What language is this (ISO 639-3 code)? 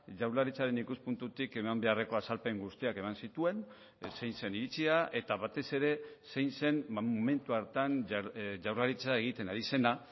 eus